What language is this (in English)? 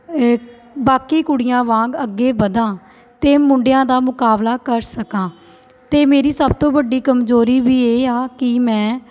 Punjabi